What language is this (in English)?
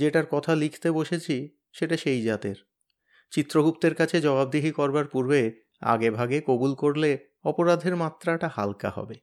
Bangla